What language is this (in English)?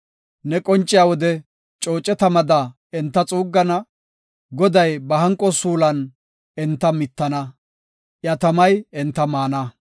Gofa